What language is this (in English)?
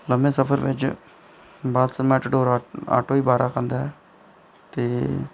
Dogri